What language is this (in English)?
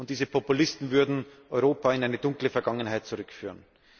German